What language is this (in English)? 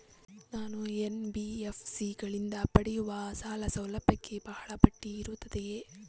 Kannada